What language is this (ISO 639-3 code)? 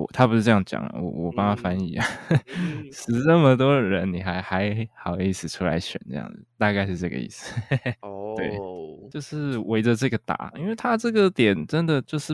zho